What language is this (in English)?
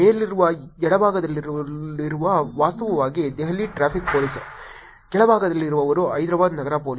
Kannada